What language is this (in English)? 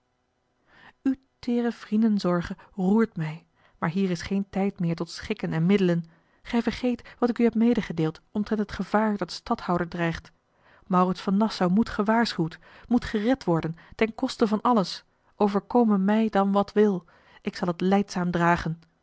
Dutch